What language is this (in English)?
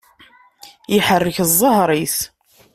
Kabyle